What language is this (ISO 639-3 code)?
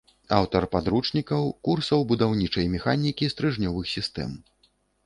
bel